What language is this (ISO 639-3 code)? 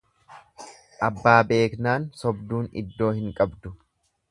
orm